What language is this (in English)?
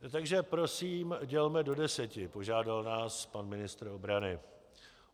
Czech